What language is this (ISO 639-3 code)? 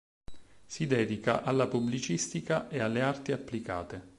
ita